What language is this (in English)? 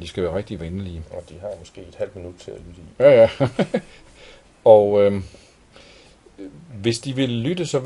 Danish